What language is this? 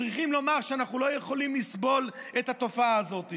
Hebrew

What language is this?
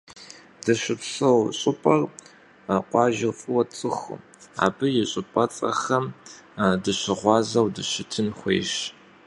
Kabardian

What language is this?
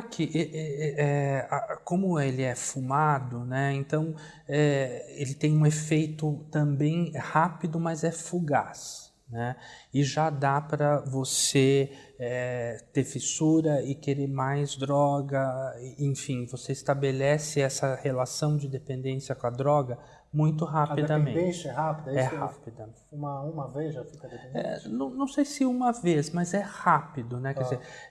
Portuguese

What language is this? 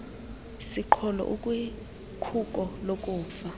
Xhosa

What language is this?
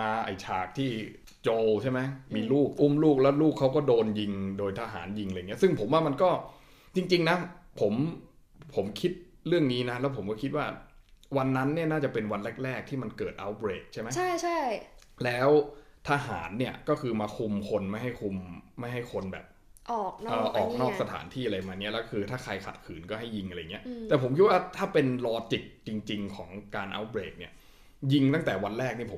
Thai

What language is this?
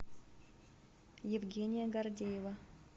Russian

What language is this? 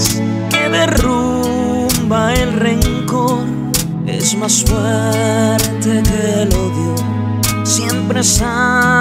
Romanian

